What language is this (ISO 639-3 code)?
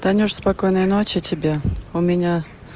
rus